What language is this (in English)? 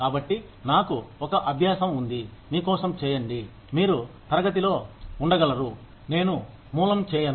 Telugu